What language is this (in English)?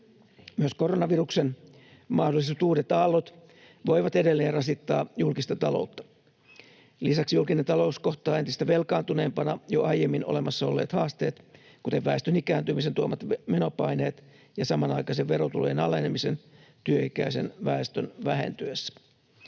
Finnish